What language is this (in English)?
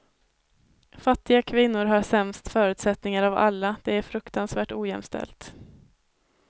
Swedish